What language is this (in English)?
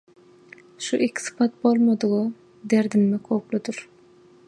Turkmen